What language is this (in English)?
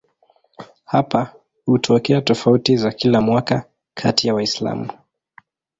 Swahili